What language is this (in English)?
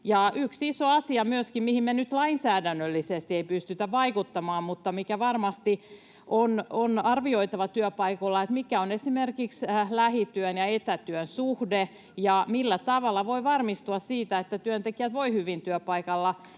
Finnish